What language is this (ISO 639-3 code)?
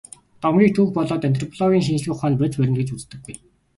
mon